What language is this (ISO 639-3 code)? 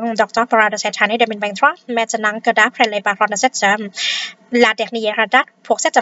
tha